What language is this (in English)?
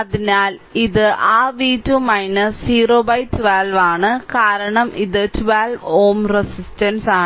Malayalam